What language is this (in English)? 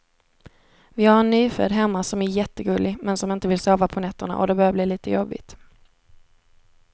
Swedish